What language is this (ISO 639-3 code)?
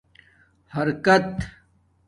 dmk